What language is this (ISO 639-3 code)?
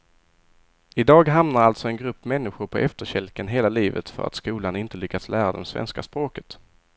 swe